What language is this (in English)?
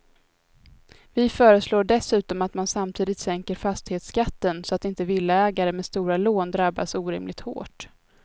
Swedish